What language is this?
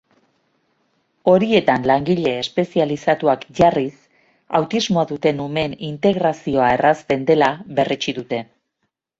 Basque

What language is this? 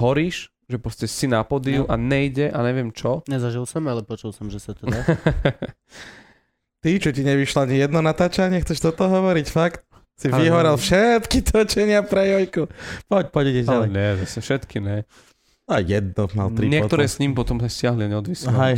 Slovak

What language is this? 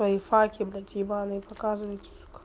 Russian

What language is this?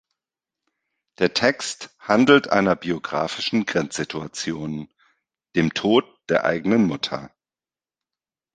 German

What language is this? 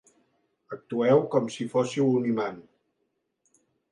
Catalan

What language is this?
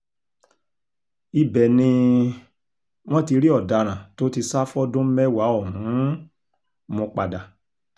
Yoruba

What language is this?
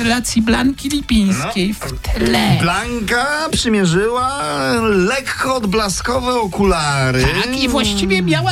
Polish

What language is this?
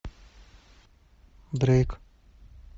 Russian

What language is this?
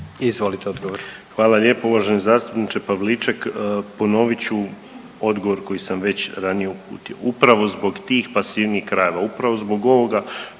Croatian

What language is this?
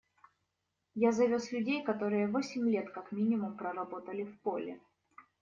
Russian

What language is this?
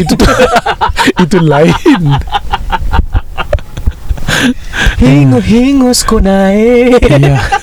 Malay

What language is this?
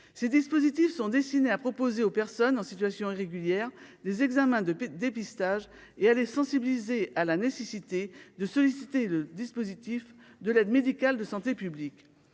French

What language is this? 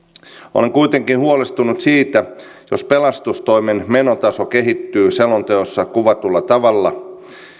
Finnish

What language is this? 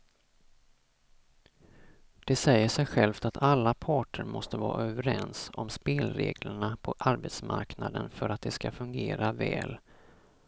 Swedish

